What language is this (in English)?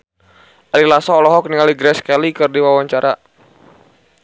Sundanese